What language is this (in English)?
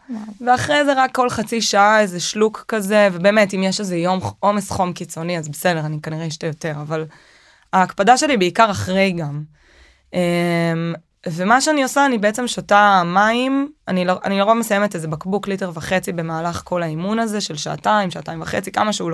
Hebrew